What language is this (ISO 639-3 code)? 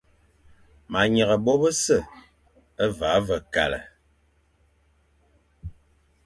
fan